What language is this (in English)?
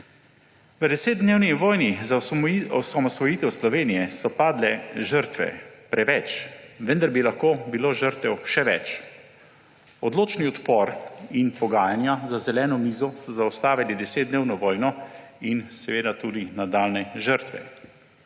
Slovenian